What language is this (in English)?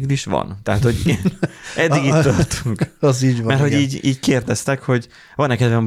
Hungarian